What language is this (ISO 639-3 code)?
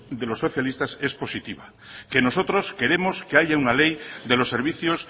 spa